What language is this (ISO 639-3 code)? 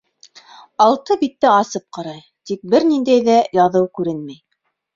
bak